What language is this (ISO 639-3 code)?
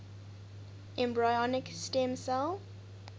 eng